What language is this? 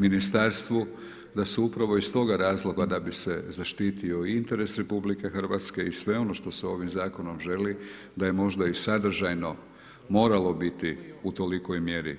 Croatian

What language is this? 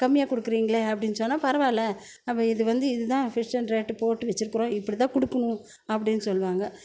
Tamil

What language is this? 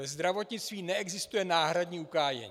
Czech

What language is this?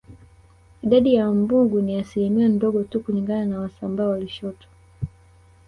Swahili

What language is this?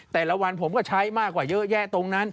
Thai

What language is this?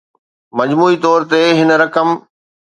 Sindhi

